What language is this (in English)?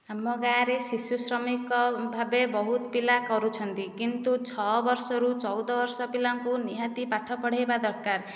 Odia